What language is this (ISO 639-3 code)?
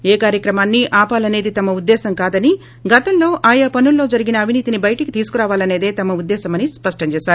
tel